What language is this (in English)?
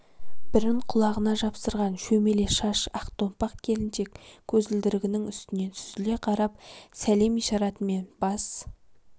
Kazakh